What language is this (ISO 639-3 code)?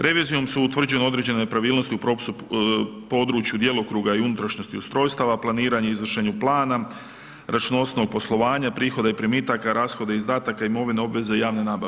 hrv